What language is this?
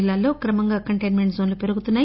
Telugu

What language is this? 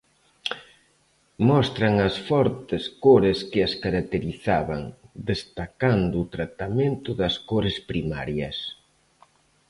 Galician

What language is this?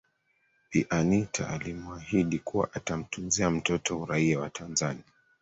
Swahili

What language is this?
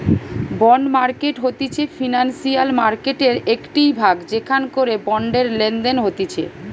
Bangla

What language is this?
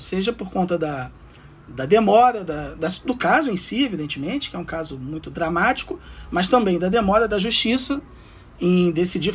Portuguese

